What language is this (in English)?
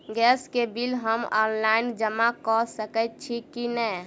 Maithili